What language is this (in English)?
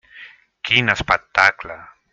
Catalan